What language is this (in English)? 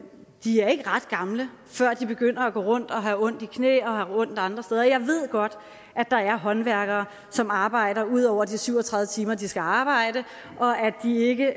Danish